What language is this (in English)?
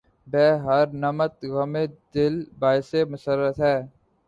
Urdu